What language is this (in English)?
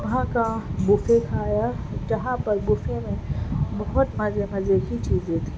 Urdu